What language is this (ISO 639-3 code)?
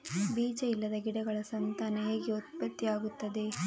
kan